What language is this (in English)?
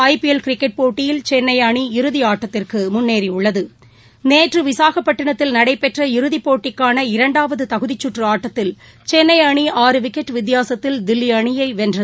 Tamil